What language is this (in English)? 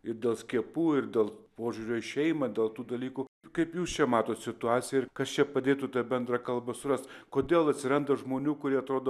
Lithuanian